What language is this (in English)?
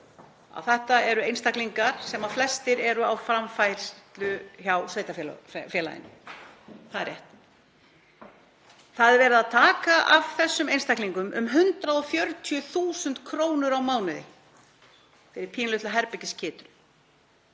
Icelandic